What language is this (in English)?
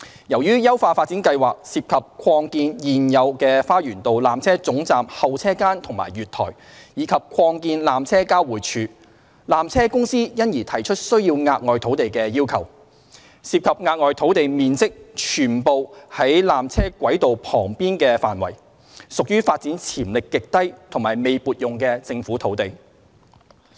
Cantonese